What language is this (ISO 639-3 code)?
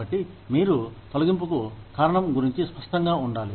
tel